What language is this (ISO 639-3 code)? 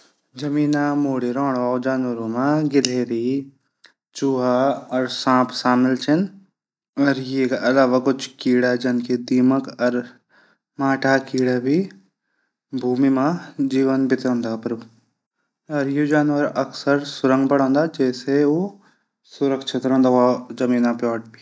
gbm